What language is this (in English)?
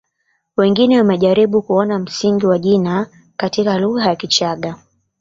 Swahili